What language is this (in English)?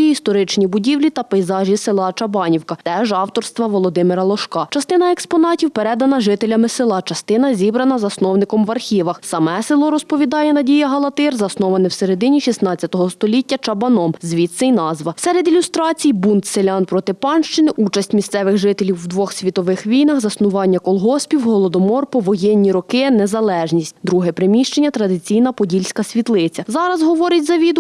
Ukrainian